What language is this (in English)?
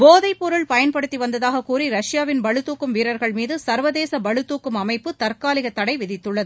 Tamil